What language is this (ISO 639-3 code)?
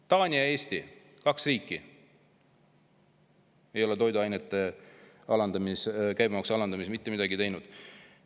est